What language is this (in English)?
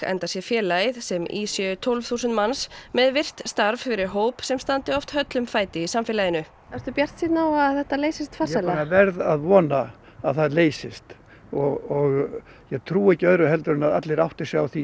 Icelandic